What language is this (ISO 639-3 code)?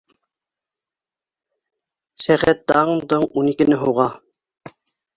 bak